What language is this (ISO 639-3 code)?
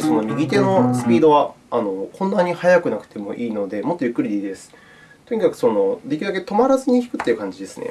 jpn